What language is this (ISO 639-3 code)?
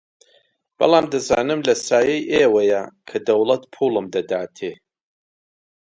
ckb